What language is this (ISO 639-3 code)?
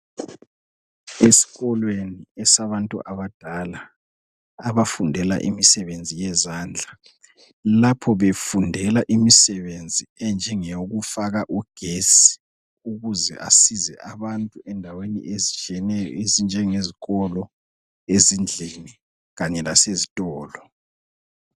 nde